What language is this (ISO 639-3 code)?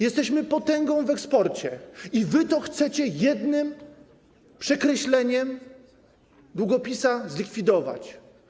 pol